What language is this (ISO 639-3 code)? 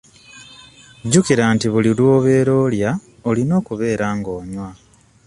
lug